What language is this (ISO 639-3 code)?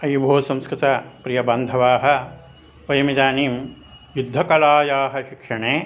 san